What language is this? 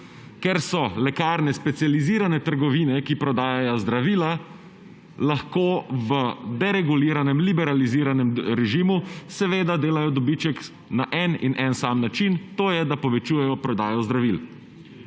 Slovenian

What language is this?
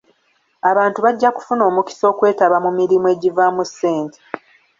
Ganda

